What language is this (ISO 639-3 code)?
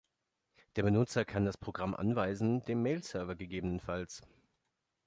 deu